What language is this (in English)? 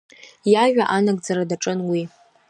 Abkhazian